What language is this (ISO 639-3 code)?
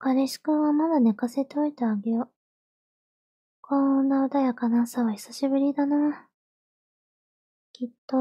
jpn